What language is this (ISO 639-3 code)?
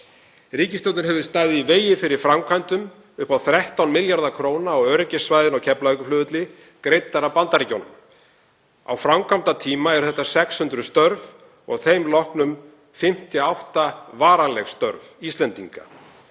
isl